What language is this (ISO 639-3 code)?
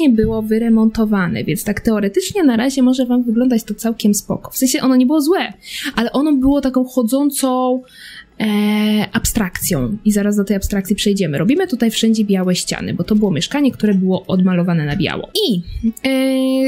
pol